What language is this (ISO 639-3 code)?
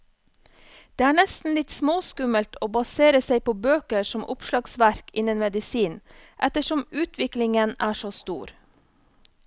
nor